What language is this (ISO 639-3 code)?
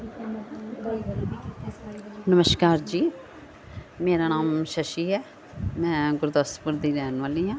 pan